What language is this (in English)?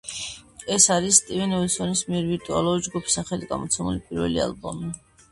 Georgian